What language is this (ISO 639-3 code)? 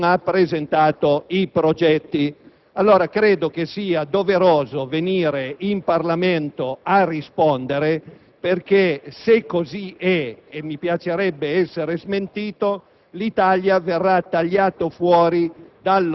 ita